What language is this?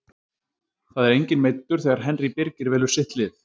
Icelandic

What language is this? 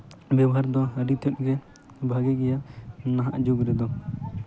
Santali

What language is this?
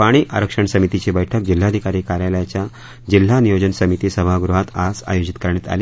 Marathi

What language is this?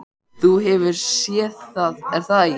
Icelandic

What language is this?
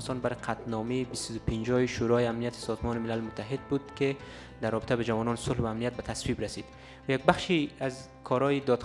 Pashto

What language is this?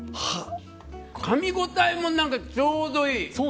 Japanese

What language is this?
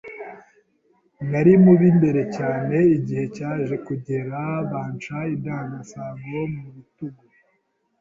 Kinyarwanda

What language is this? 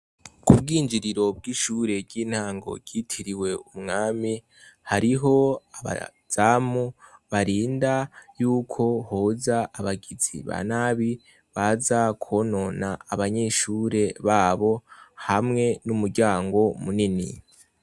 Rundi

